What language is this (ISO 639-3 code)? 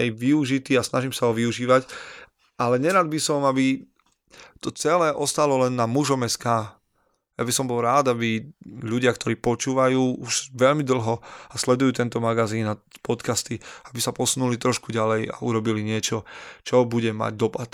slk